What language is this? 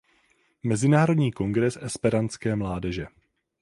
Czech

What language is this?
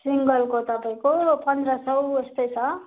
Nepali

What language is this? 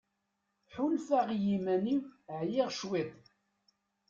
Kabyle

